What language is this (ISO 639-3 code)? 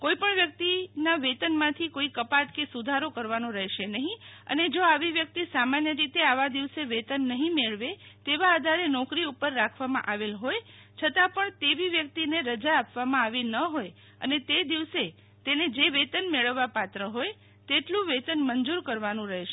guj